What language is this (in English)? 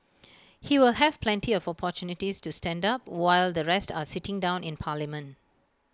English